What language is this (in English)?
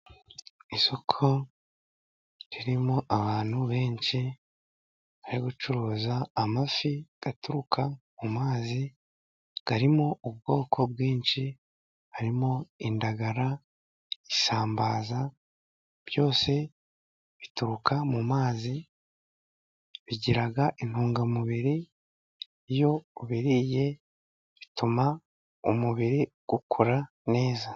Kinyarwanda